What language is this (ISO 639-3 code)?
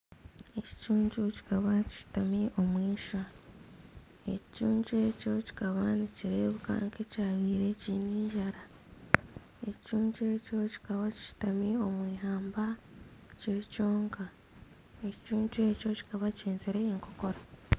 nyn